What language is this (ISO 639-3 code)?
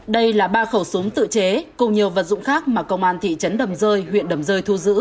vie